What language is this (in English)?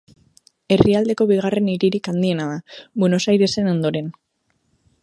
Basque